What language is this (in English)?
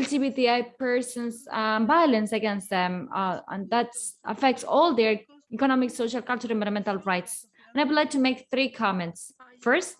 English